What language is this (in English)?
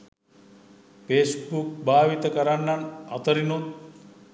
Sinhala